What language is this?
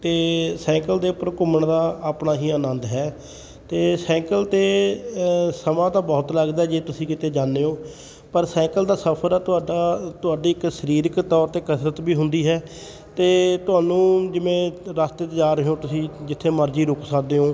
Punjabi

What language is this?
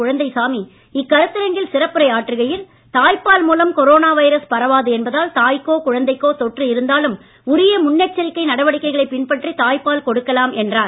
Tamil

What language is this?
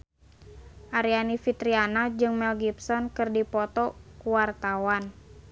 Sundanese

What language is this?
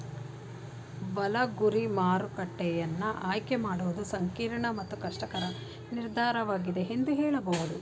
Kannada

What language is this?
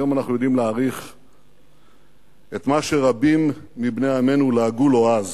Hebrew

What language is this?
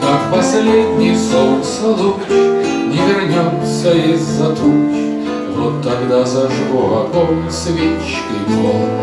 Russian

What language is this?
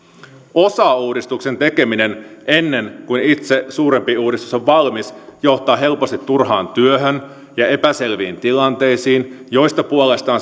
Finnish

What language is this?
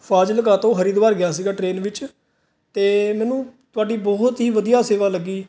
Punjabi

